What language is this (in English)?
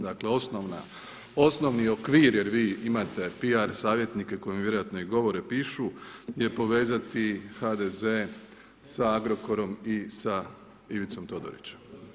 Croatian